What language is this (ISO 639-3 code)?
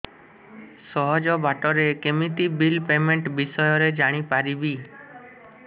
ori